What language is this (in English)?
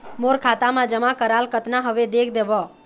Chhattisgarhi